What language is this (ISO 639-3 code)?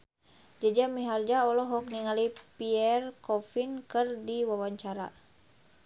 sun